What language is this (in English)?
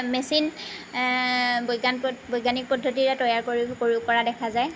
Assamese